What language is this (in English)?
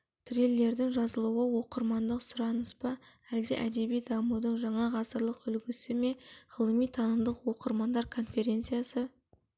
Kazakh